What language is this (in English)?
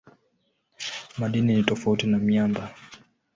Swahili